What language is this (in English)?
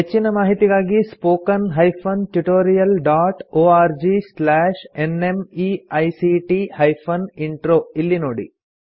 Kannada